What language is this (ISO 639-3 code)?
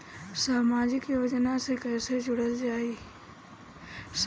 bho